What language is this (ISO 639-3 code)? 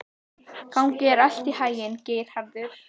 isl